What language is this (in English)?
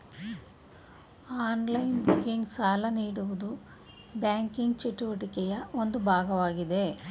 Kannada